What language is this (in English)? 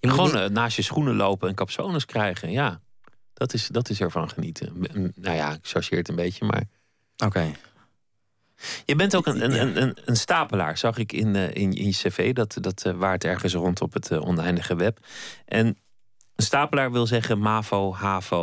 Dutch